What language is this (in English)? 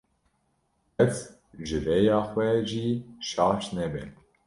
Kurdish